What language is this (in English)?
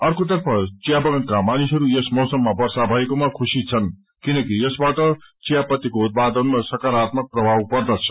Nepali